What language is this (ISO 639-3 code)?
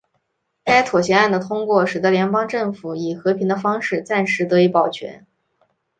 zho